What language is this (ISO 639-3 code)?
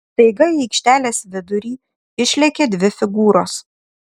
lit